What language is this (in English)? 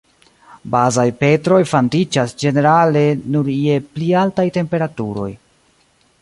Esperanto